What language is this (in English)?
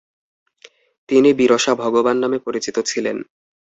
Bangla